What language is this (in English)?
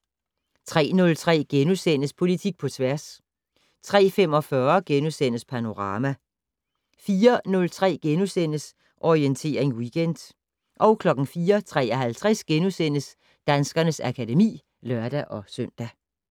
Danish